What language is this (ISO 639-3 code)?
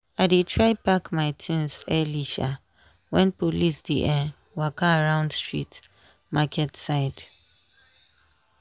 pcm